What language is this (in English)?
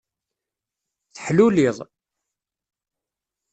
Kabyle